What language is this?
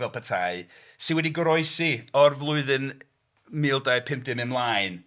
Welsh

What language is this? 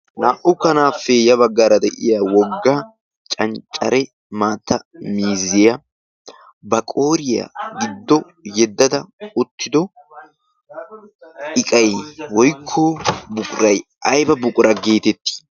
Wolaytta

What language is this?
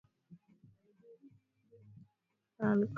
Swahili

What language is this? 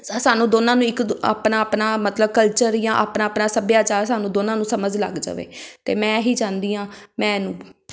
Punjabi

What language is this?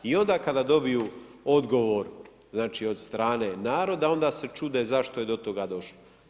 Croatian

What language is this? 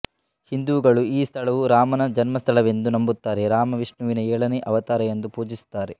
Kannada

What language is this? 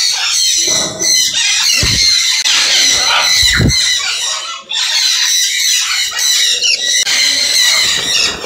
Hindi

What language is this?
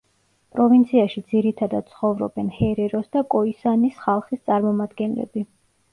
Georgian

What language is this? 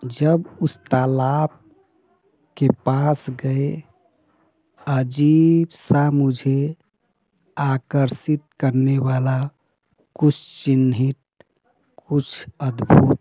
Hindi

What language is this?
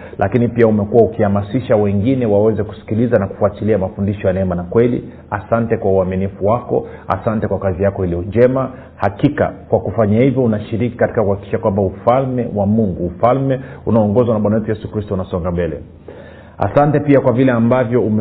Swahili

